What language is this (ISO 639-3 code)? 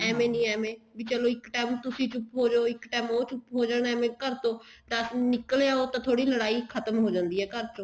pan